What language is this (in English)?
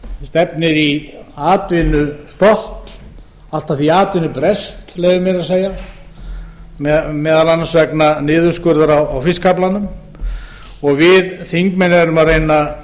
Icelandic